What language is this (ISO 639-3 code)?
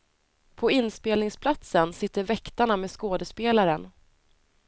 swe